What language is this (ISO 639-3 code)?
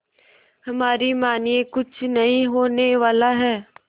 hin